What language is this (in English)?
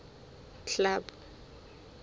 Southern Sotho